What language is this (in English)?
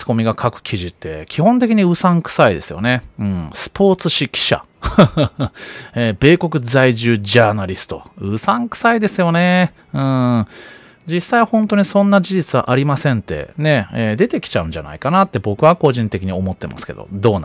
Japanese